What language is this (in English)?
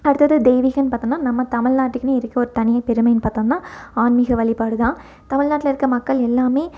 Tamil